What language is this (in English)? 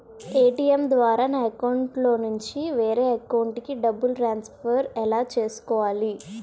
Telugu